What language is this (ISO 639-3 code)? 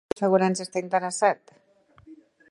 cat